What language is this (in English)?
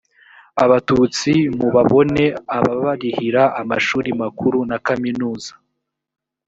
Kinyarwanda